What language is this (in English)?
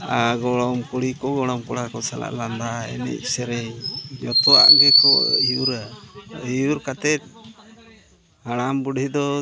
Santali